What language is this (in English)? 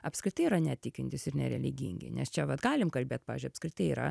Lithuanian